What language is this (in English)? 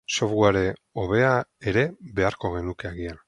Basque